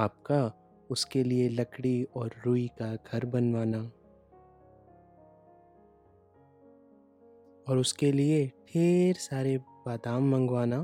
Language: Hindi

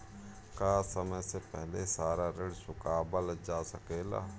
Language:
Bhojpuri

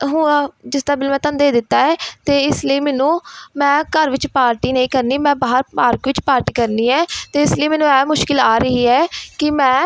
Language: Punjabi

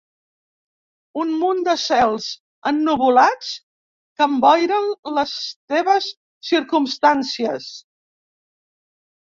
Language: Catalan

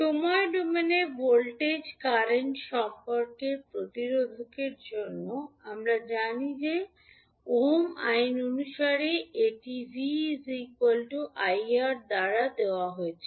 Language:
Bangla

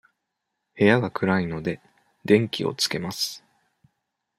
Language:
Japanese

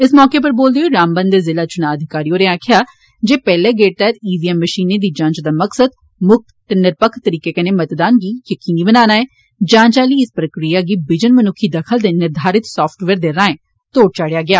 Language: Dogri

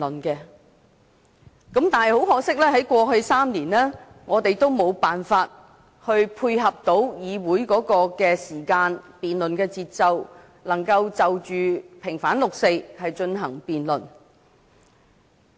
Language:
Cantonese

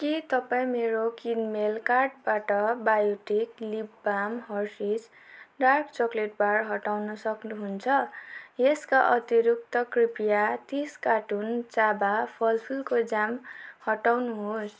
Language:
Nepali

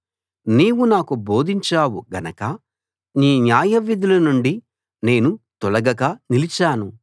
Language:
Telugu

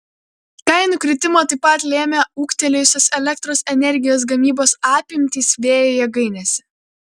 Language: Lithuanian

